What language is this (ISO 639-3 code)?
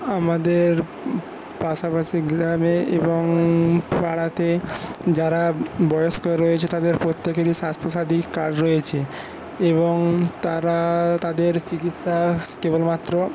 ben